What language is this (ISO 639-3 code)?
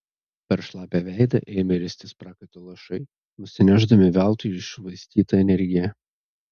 lit